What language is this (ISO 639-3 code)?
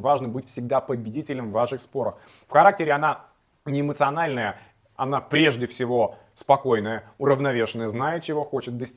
rus